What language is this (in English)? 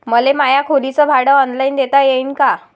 Marathi